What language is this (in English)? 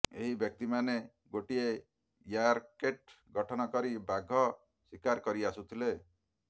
Odia